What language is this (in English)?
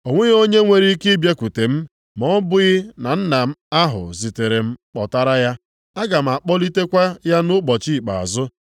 Igbo